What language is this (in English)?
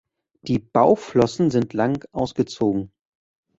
German